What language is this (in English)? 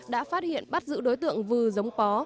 Vietnamese